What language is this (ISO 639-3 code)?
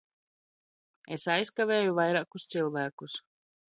lav